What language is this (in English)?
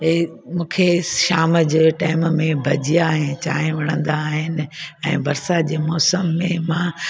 Sindhi